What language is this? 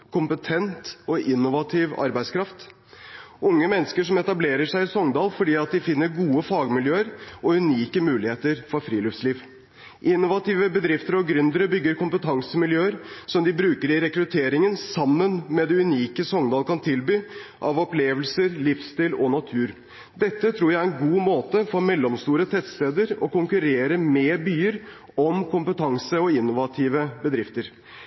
Norwegian Bokmål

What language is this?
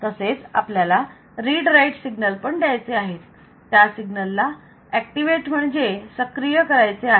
Marathi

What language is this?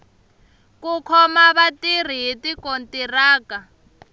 Tsonga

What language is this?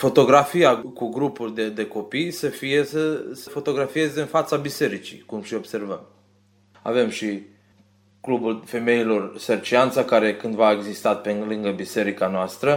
Romanian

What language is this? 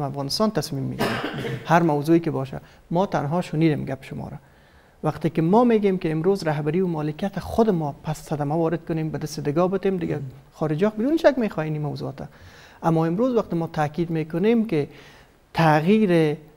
Persian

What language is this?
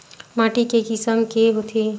Chhattisgarhi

